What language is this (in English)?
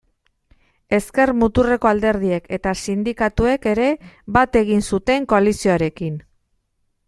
Basque